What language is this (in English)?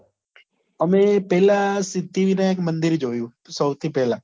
Gujarati